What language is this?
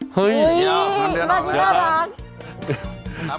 Thai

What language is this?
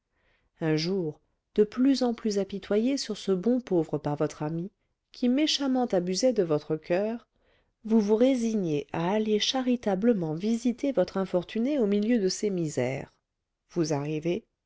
French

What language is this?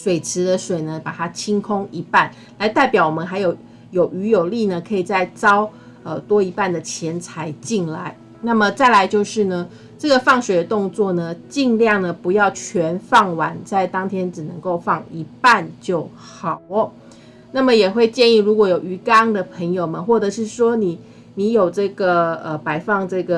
Chinese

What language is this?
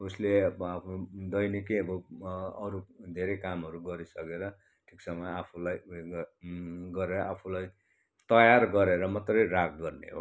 Nepali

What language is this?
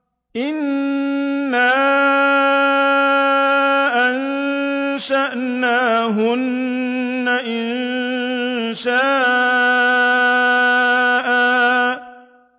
Arabic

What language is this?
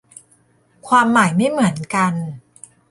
Thai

